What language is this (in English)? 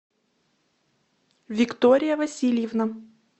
Russian